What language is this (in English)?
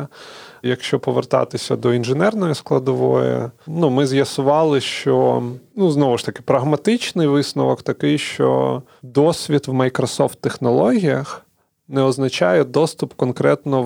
Ukrainian